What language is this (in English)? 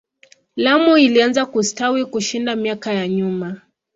Swahili